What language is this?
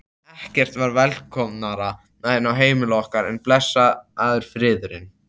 Icelandic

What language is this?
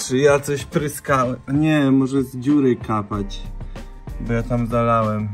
Polish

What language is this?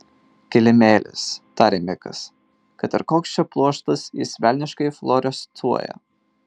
Lithuanian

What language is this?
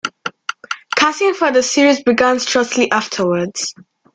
English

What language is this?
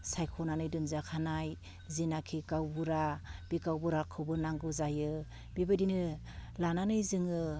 Bodo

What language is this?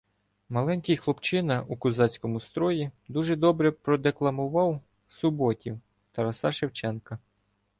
Ukrainian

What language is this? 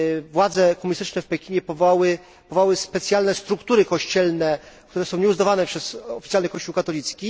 Polish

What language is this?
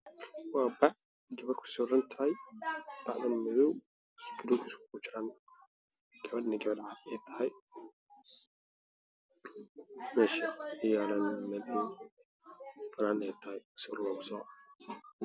Somali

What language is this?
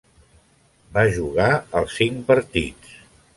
Catalan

